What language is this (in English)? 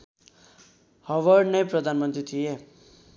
Nepali